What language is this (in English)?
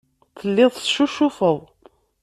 Kabyle